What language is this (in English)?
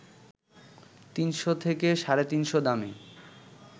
Bangla